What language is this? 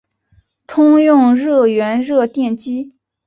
Chinese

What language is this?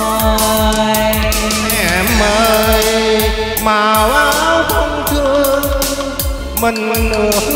Vietnamese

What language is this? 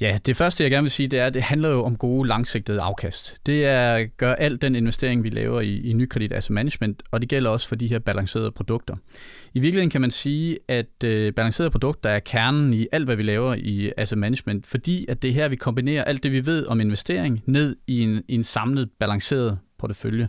Danish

